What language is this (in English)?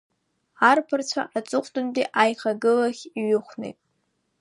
Abkhazian